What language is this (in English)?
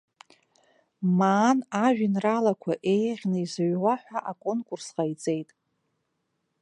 Abkhazian